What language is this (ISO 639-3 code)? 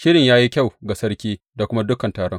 hau